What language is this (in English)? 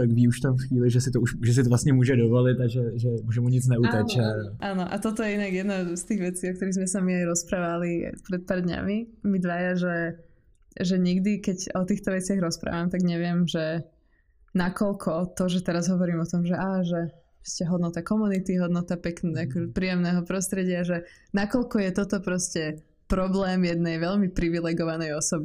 Czech